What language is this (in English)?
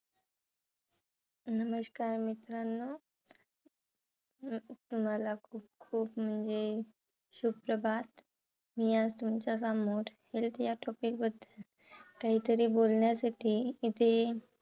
Marathi